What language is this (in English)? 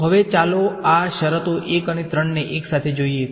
Gujarati